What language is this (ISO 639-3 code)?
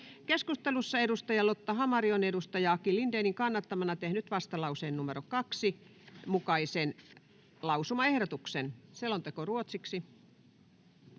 fin